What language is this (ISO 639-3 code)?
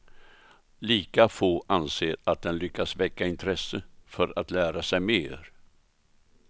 swe